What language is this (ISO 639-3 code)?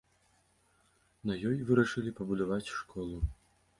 bel